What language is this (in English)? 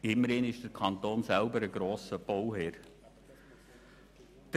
Swiss German